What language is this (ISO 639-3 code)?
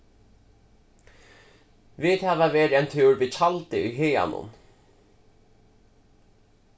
fao